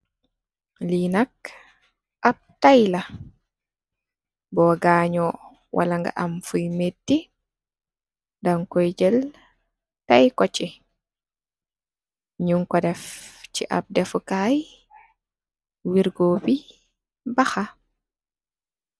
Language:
Wolof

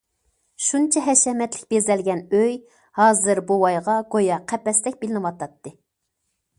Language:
Uyghur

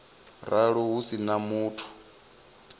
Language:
Venda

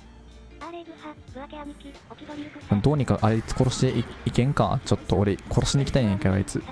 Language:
Japanese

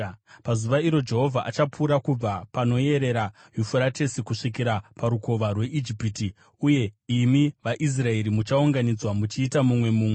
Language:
Shona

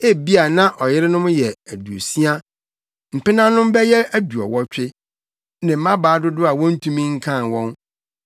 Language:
Akan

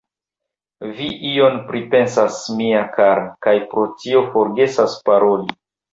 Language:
Esperanto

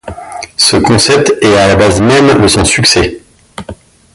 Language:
French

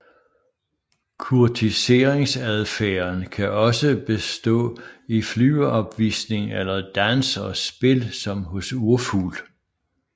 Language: Danish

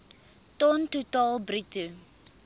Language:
Afrikaans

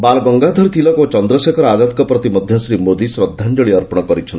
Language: Odia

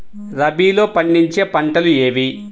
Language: Telugu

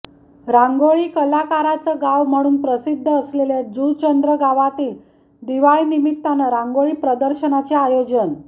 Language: Marathi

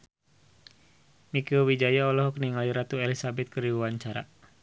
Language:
Sundanese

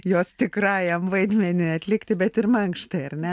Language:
Lithuanian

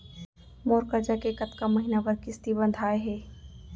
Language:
Chhattisgarhi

